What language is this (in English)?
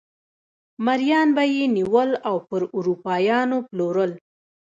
Pashto